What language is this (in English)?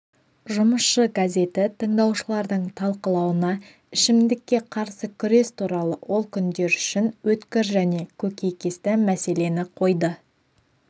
Kazakh